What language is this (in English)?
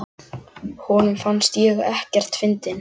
Icelandic